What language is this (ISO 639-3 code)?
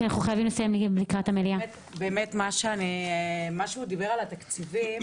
heb